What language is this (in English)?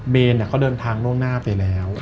Thai